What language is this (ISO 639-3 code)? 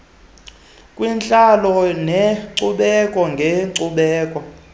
xho